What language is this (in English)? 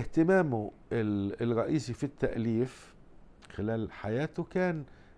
Arabic